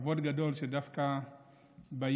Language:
Hebrew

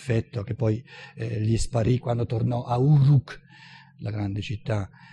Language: Italian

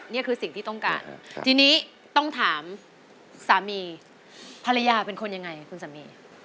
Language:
Thai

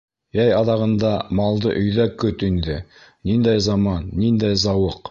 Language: Bashkir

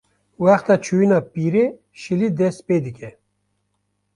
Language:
Kurdish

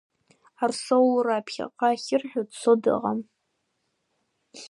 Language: Abkhazian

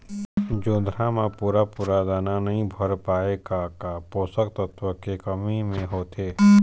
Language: Chhattisgarhi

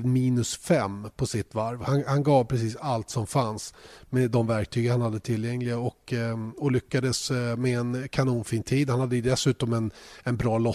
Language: Swedish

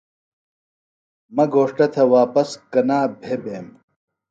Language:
Phalura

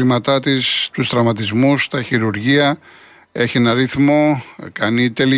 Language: Greek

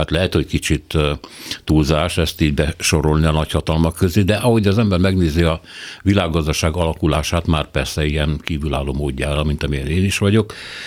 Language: Hungarian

